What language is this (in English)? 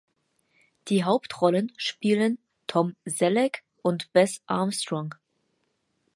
German